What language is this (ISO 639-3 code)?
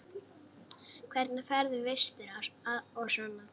isl